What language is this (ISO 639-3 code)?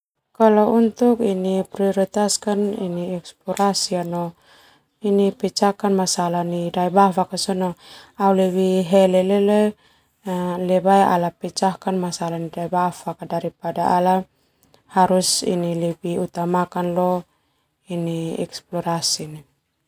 twu